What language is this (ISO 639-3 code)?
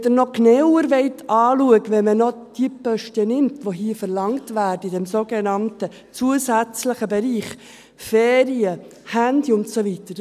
gsw